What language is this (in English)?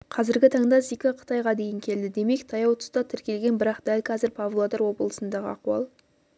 Kazakh